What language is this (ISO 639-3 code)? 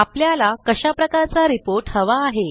mar